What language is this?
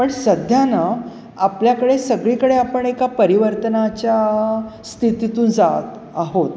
Marathi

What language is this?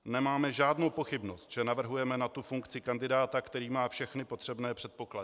Czech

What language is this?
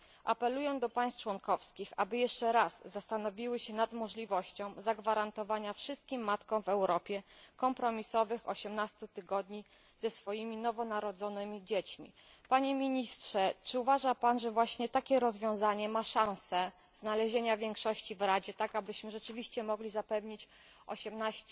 Polish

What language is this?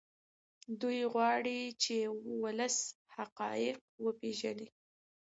Pashto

